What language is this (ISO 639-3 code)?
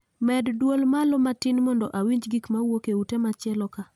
luo